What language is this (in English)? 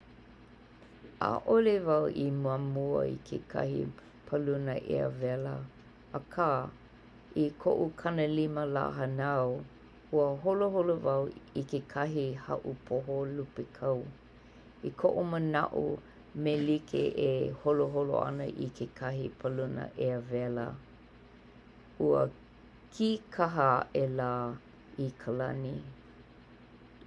Hawaiian